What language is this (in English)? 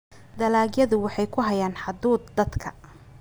Somali